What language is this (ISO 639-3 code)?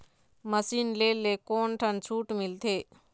hne